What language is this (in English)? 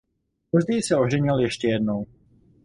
Czech